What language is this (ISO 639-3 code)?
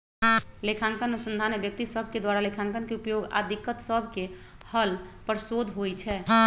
mag